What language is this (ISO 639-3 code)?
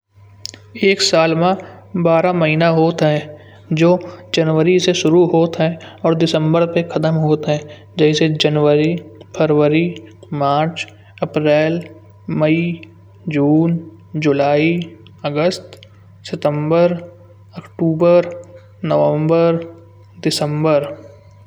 bjj